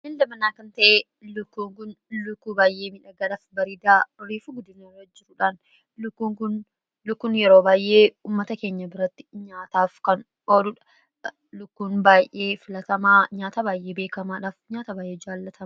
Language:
Oromo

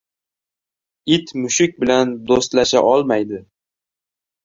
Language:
Uzbek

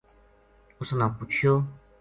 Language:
Gujari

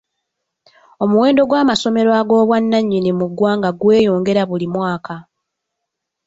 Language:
Ganda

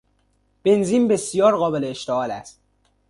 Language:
Persian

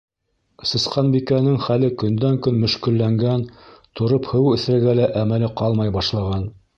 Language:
Bashkir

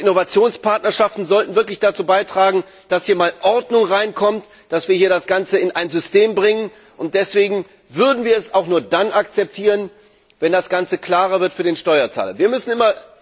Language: German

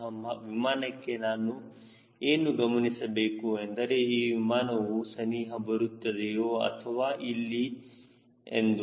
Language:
Kannada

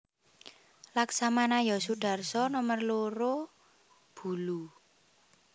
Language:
Javanese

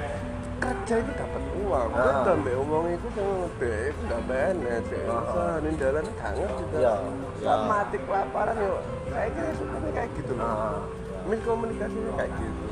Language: Indonesian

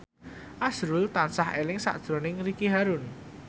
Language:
Javanese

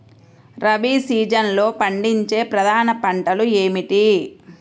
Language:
Telugu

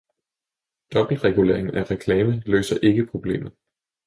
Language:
Danish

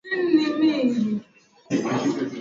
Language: Swahili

